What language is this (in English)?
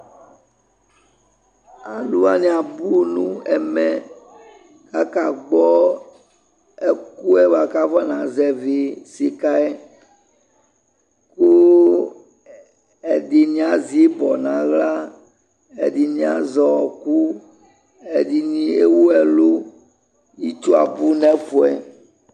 Ikposo